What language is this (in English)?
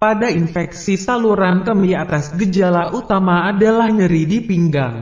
Indonesian